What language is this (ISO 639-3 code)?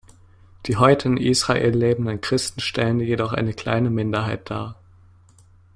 deu